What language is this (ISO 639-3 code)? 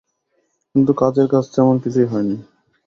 ben